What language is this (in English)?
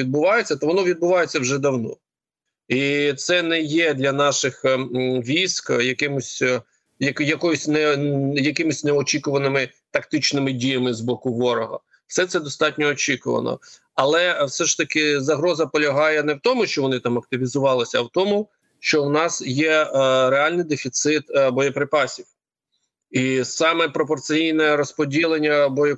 Ukrainian